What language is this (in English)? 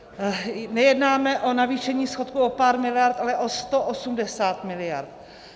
Czech